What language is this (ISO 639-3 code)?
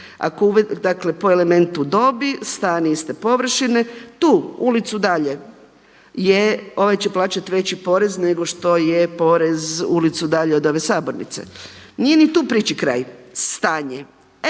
hrv